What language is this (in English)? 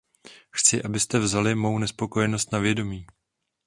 Czech